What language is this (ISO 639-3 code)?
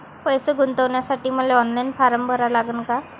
mar